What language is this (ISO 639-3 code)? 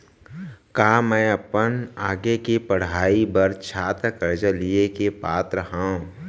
hne